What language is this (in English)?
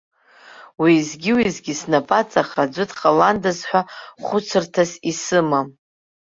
Abkhazian